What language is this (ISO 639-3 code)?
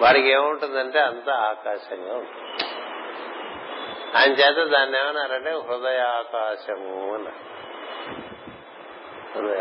tel